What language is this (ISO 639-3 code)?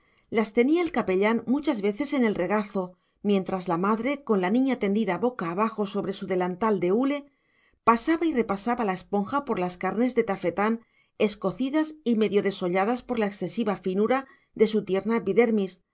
spa